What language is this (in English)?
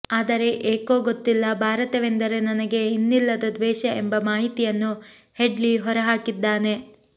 Kannada